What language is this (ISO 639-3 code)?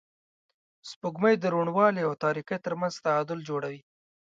pus